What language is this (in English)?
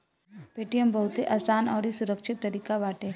Bhojpuri